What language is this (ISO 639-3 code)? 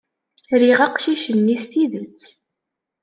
kab